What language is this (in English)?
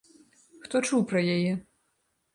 Belarusian